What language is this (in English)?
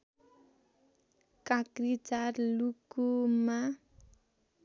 Nepali